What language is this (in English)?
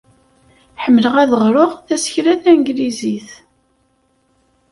Kabyle